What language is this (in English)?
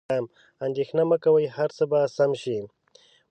Pashto